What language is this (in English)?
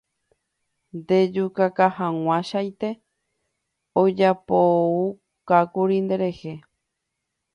Guarani